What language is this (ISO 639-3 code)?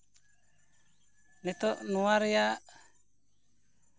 sat